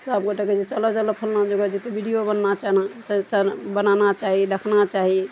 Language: Maithili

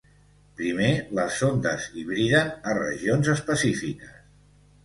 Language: Catalan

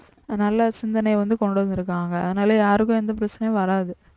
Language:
Tamil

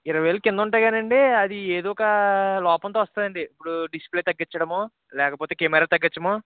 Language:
Telugu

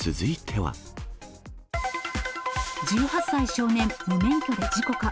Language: Japanese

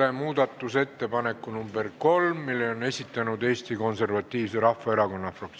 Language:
Estonian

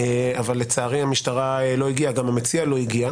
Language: Hebrew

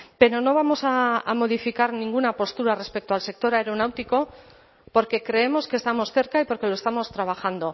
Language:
Spanish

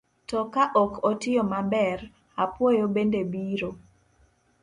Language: Luo (Kenya and Tanzania)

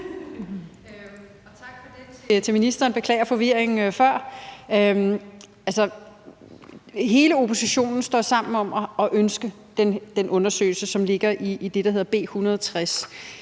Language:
Danish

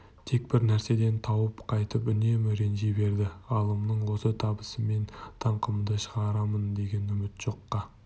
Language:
Kazakh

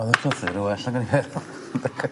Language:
Welsh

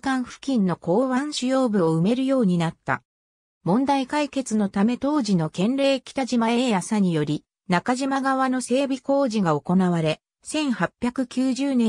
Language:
Japanese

